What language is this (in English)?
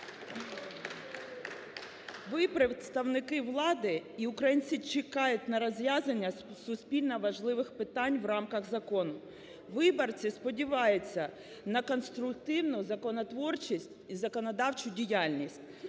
Ukrainian